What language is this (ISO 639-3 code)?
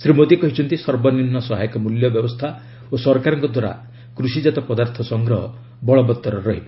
ori